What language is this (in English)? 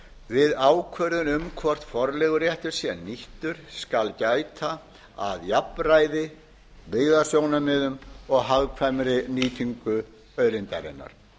Icelandic